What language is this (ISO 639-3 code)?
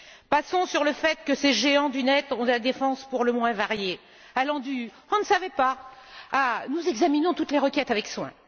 fra